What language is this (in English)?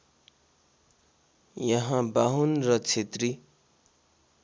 Nepali